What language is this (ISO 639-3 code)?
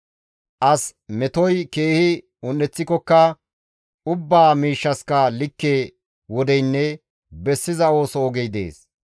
gmv